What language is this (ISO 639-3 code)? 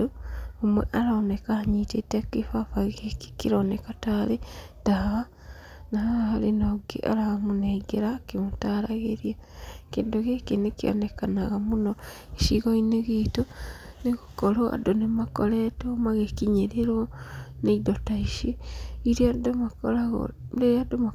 kik